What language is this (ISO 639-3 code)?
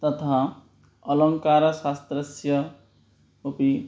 san